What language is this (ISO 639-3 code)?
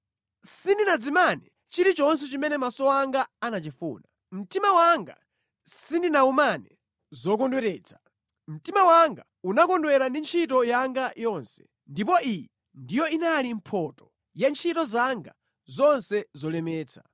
nya